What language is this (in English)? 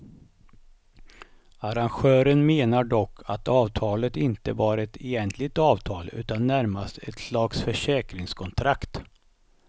Swedish